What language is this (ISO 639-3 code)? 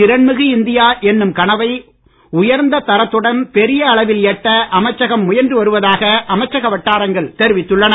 tam